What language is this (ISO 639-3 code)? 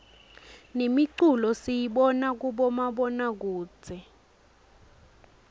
ssw